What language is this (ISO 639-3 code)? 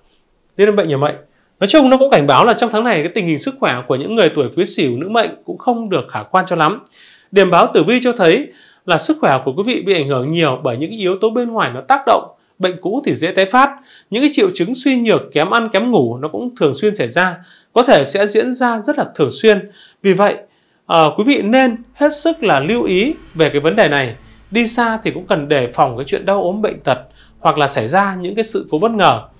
vie